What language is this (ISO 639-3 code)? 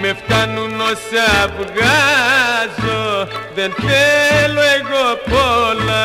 ell